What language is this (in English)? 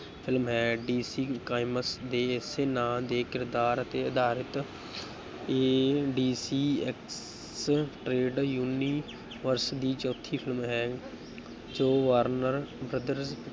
Punjabi